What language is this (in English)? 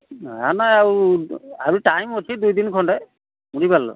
Odia